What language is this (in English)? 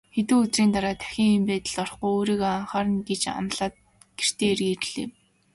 Mongolian